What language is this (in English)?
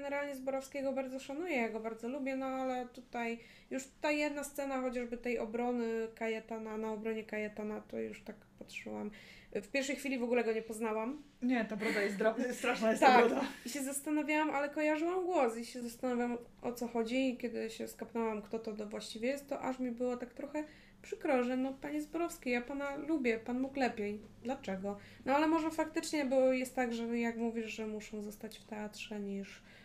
Polish